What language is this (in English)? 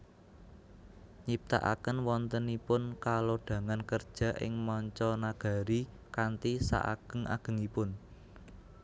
Javanese